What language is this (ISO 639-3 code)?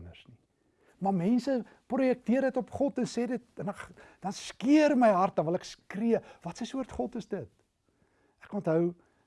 nld